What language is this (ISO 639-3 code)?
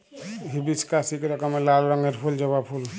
ben